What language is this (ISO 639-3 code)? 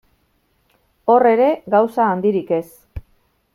eus